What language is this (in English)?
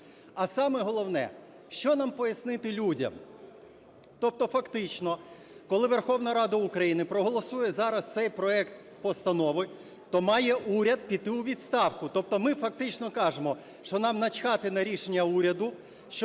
Ukrainian